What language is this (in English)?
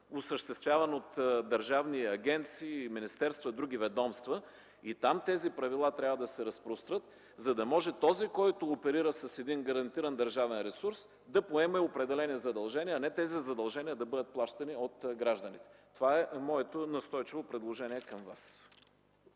Bulgarian